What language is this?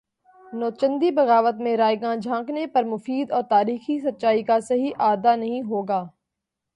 Urdu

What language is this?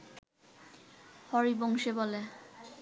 Bangla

